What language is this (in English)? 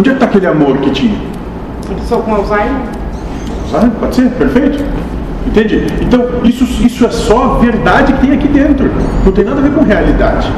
Portuguese